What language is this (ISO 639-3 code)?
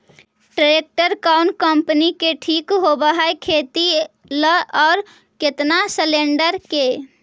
mag